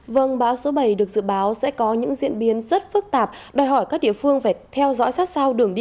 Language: Vietnamese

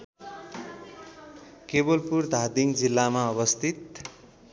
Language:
Nepali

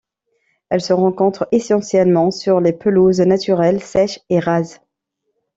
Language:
French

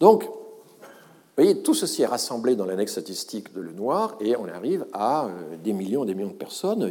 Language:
French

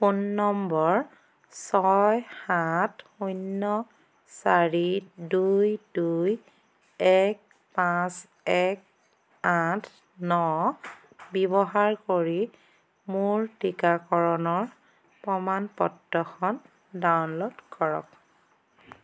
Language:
Assamese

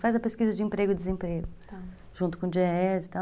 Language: Portuguese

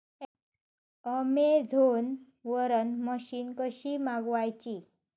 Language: Marathi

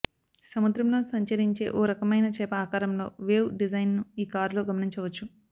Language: Telugu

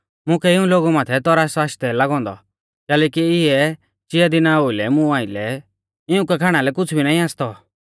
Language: Mahasu Pahari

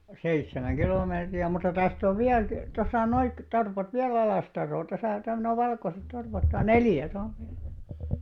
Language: Finnish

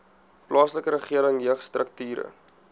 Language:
Afrikaans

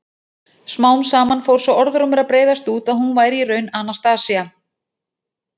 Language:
Icelandic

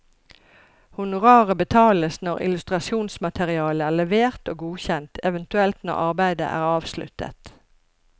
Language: Norwegian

